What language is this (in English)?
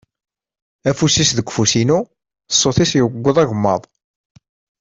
Kabyle